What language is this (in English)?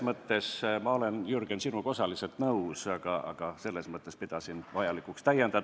Estonian